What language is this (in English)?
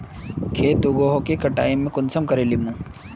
Magahi